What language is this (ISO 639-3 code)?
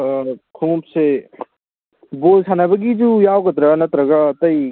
mni